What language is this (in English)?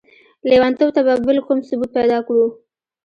Pashto